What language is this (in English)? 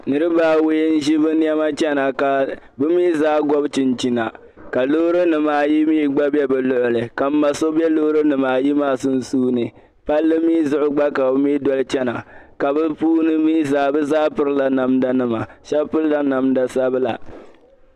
Dagbani